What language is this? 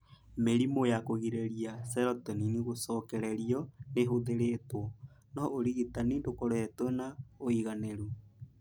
Kikuyu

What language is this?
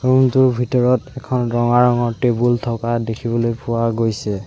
Assamese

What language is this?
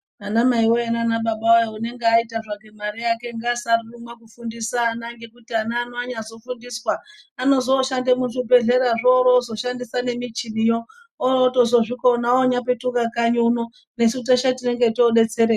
Ndau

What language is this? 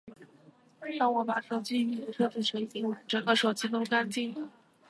Chinese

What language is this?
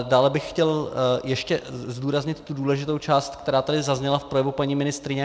Czech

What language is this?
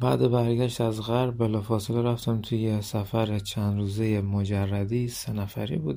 Persian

